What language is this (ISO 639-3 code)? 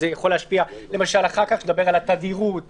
heb